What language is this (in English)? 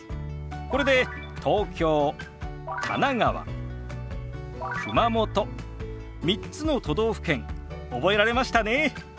Japanese